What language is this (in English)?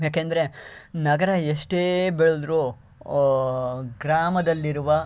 Kannada